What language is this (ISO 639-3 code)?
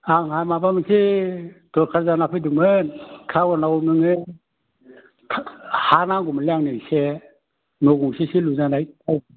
brx